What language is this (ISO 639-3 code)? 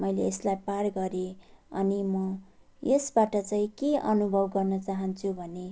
nep